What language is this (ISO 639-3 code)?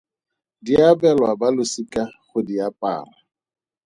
tsn